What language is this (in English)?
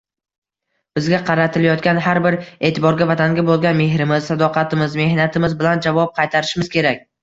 Uzbek